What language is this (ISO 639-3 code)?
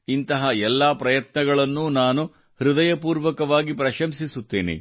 kan